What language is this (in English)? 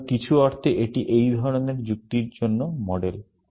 Bangla